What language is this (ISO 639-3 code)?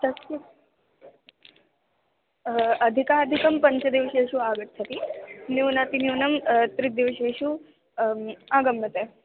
san